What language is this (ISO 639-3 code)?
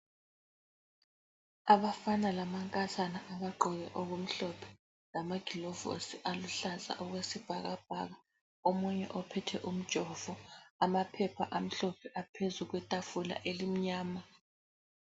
nde